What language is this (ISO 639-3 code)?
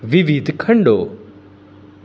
guj